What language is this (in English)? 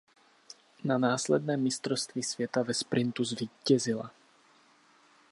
Czech